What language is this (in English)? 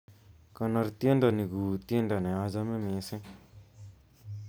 Kalenjin